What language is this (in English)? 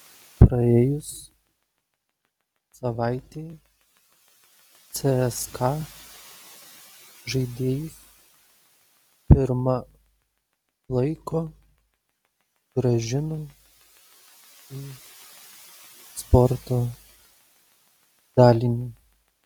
Lithuanian